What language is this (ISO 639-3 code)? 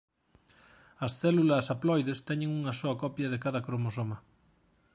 glg